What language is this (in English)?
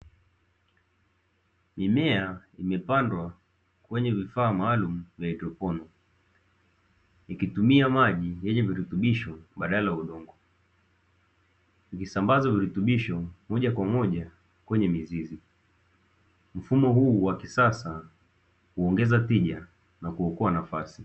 Swahili